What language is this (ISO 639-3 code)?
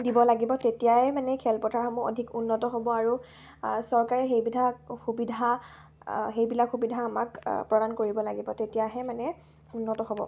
asm